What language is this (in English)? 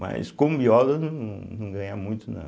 Portuguese